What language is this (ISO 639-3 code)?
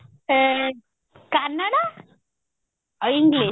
ori